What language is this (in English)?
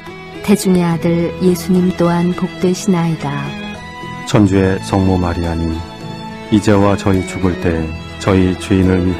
Korean